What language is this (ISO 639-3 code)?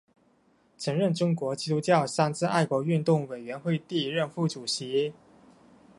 zho